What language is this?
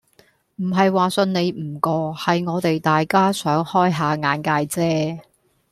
Cantonese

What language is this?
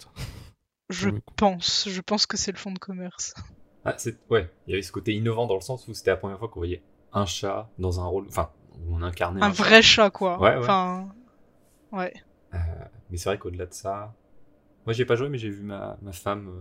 French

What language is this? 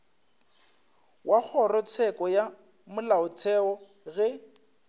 Northern Sotho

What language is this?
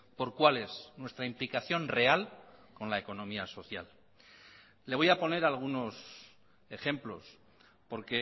Spanish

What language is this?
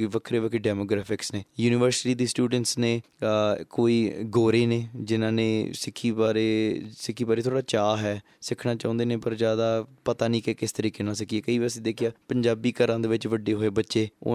Punjabi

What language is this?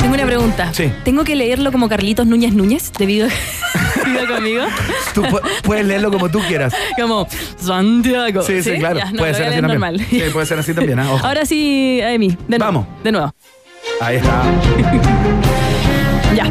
Spanish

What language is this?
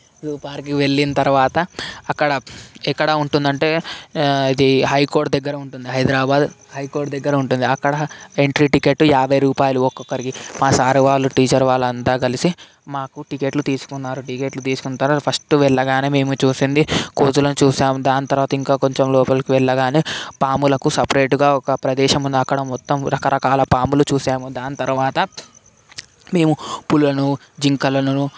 Telugu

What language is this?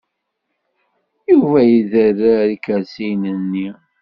Kabyle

